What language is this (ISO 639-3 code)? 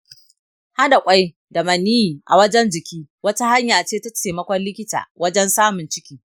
hau